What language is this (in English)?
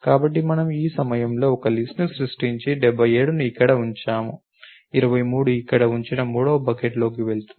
Telugu